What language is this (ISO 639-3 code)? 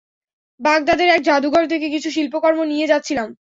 ben